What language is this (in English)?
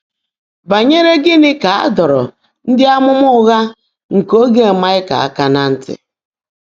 Igbo